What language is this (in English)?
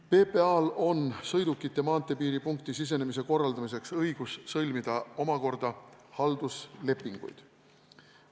Estonian